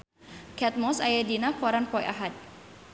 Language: Sundanese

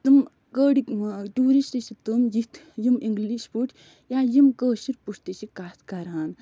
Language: Kashmiri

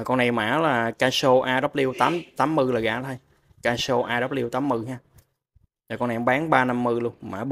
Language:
Vietnamese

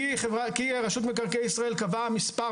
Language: Hebrew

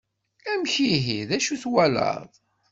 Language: Kabyle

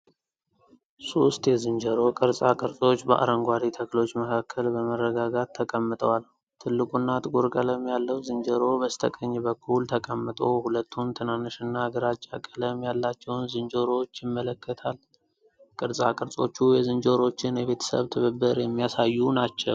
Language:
Amharic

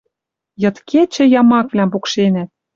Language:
Western Mari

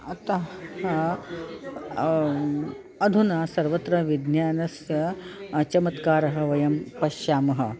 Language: Sanskrit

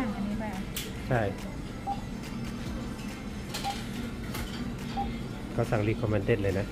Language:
Thai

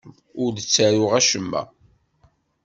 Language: Kabyle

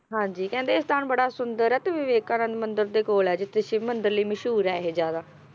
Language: Punjabi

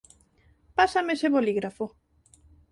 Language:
Galician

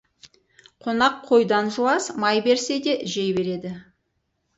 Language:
Kazakh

